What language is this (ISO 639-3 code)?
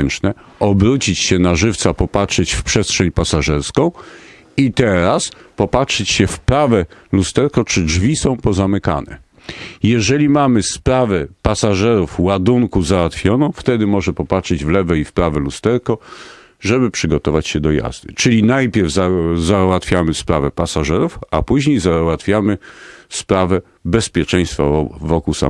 pol